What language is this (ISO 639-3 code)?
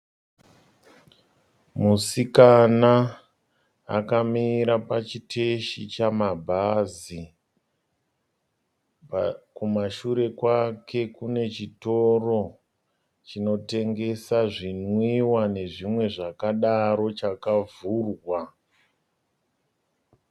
sna